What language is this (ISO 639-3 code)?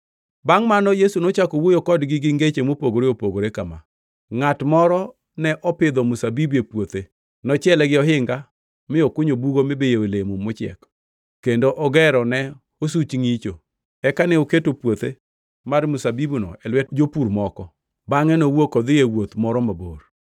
luo